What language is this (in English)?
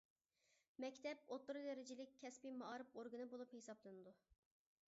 Uyghur